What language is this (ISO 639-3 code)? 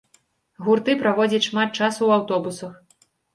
bel